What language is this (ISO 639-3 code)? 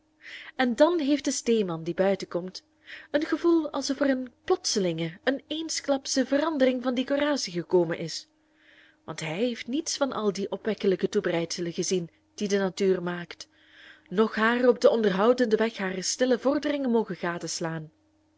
nld